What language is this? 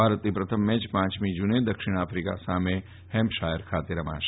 Gujarati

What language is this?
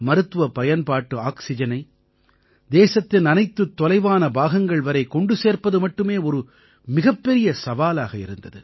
Tamil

